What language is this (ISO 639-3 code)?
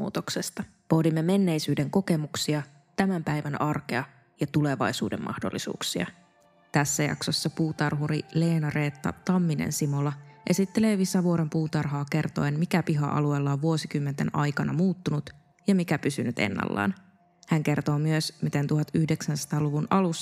fin